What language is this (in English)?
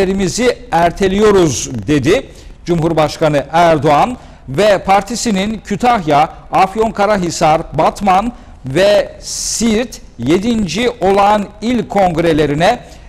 Turkish